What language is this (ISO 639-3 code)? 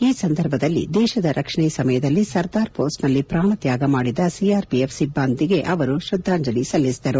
kan